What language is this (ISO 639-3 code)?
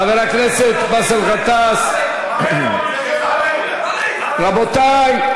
heb